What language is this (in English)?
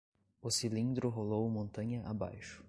Portuguese